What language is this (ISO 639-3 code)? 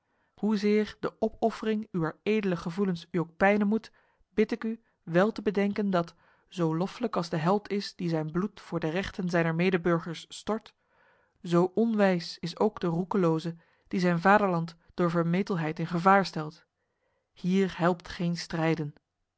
nld